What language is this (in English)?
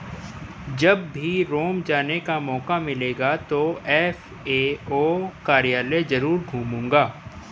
Hindi